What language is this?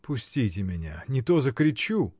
Russian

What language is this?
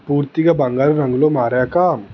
Telugu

